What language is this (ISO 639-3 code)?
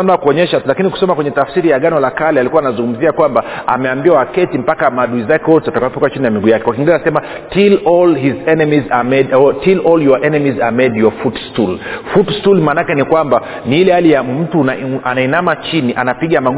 swa